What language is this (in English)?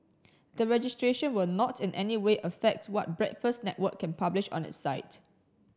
English